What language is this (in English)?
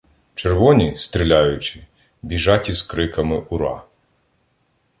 Ukrainian